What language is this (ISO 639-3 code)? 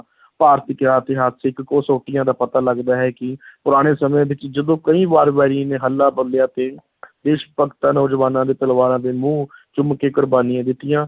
pan